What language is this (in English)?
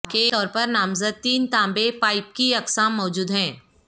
Urdu